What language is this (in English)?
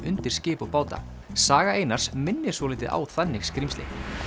Icelandic